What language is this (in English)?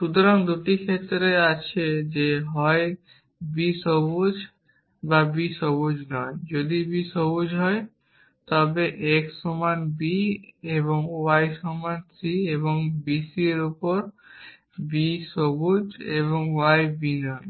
Bangla